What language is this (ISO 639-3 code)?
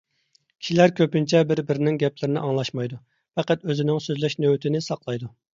uig